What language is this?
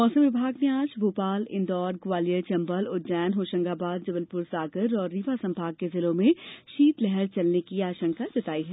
Hindi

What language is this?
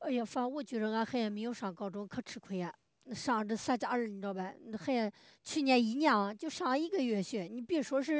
Chinese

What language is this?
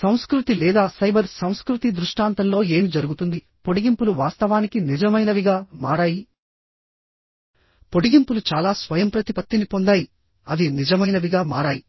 Telugu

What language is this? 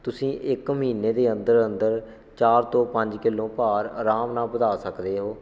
Punjabi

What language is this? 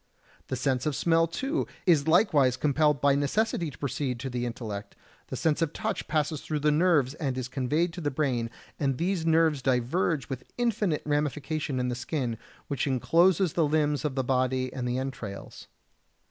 English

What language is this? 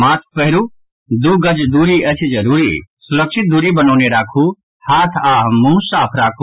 Maithili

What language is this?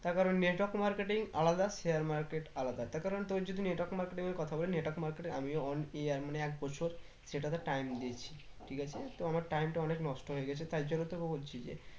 Bangla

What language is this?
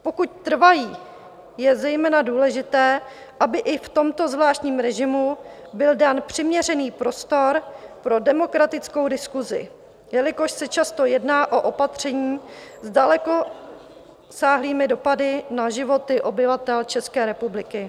Czech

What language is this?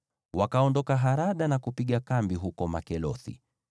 Swahili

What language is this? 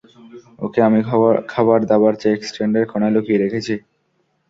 Bangla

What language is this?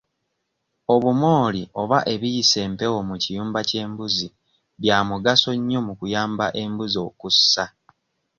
Ganda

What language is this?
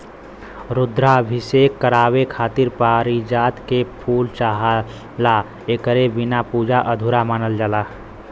Bhojpuri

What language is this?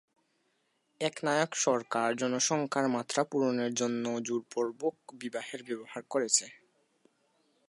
Bangla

